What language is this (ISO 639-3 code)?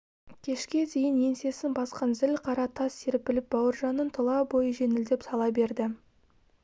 kaz